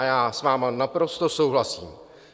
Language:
Czech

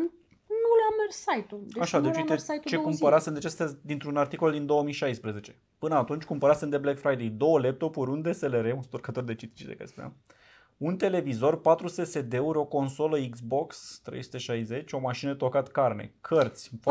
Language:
Romanian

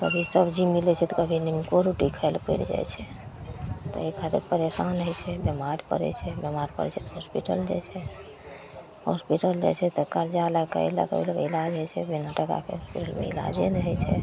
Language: Maithili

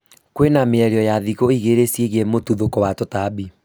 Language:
Kikuyu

